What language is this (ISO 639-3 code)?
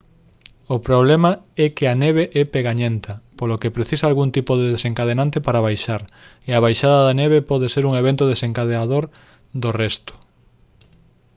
glg